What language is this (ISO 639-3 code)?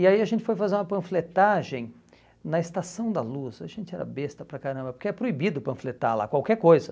por